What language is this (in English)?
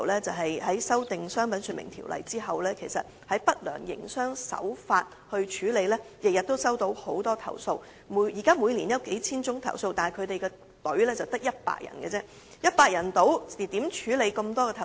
Cantonese